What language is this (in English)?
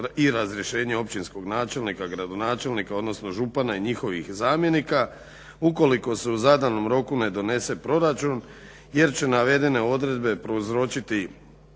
Croatian